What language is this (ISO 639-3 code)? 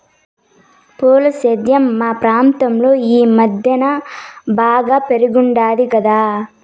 tel